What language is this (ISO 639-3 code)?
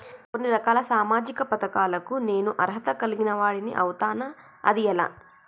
tel